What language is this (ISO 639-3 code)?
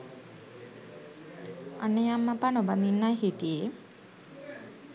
sin